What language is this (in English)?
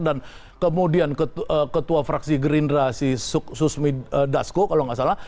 Indonesian